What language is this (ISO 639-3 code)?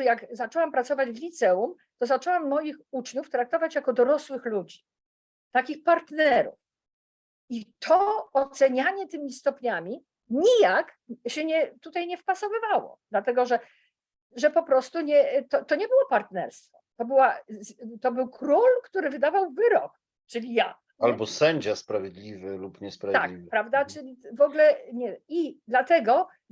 pol